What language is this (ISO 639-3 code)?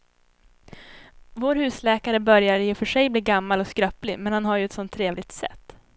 swe